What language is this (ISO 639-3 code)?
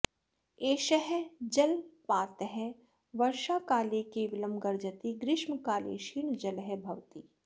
san